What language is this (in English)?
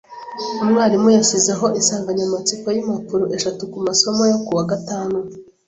Kinyarwanda